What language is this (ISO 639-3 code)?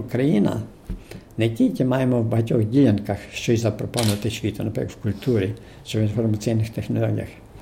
ukr